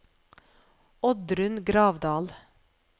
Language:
Norwegian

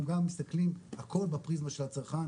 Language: Hebrew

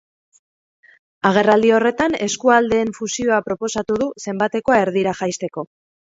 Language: Basque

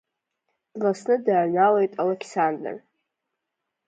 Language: Abkhazian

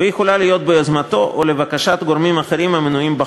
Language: Hebrew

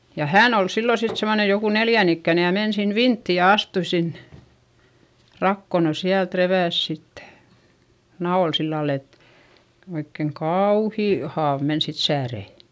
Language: Finnish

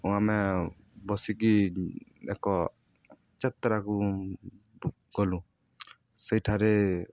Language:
Odia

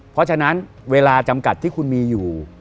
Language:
Thai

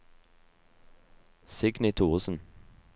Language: Norwegian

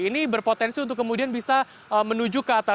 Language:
Indonesian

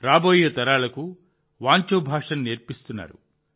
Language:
Telugu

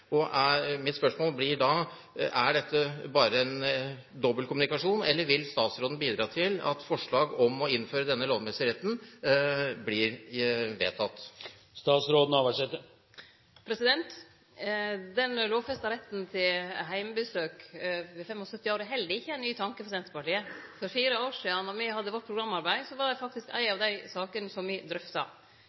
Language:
Norwegian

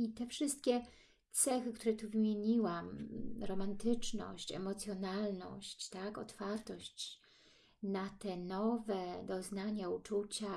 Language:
Polish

